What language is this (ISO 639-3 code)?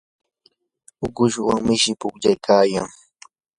qur